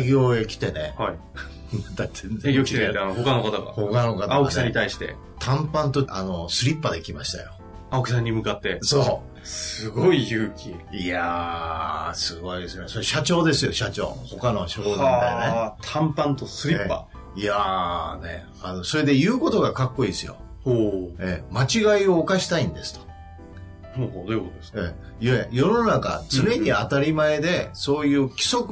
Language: Japanese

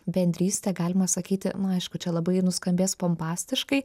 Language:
Lithuanian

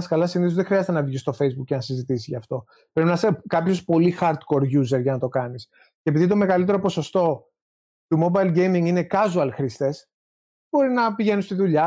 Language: Greek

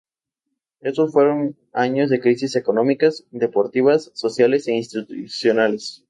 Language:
Spanish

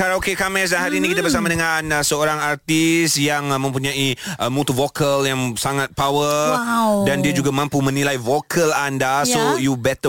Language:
Malay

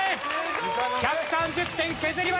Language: Japanese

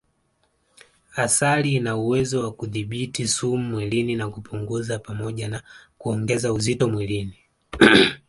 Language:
Swahili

